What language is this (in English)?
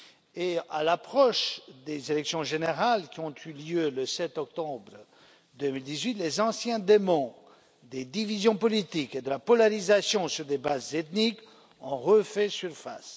French